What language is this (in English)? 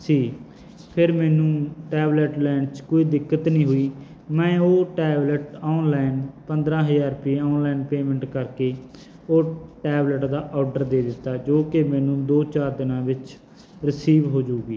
Punjabi